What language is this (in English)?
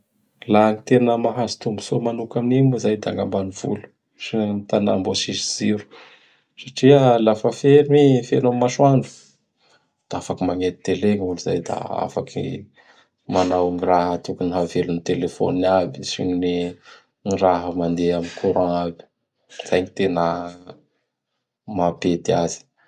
Bara Malagasy